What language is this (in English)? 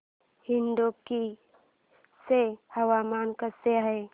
Marathi